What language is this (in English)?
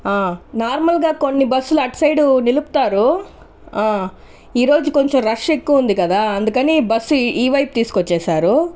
Telugu